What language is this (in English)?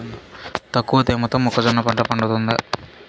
Telugu